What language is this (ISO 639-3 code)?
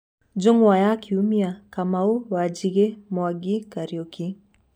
kik